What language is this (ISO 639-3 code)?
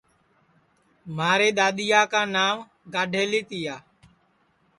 ssi